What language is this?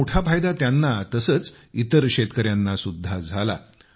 Marathi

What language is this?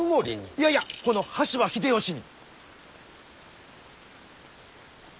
Japanese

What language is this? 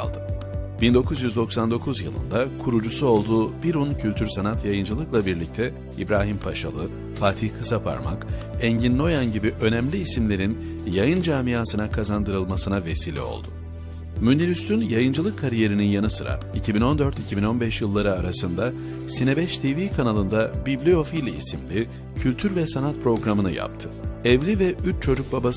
Turkish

